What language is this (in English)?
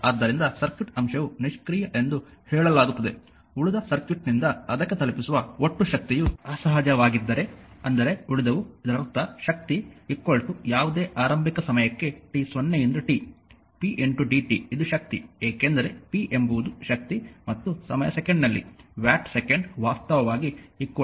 Kannada